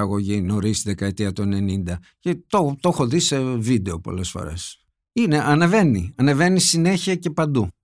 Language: Greek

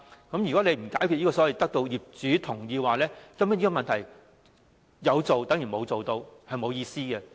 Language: Cantonese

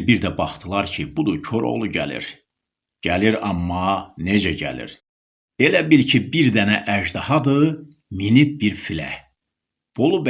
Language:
Turkish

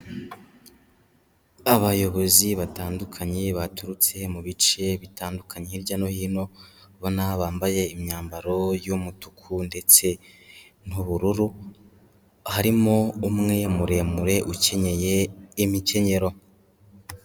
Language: Kinyarwanda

